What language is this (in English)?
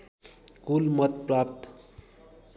Nepali